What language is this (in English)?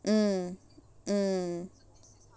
English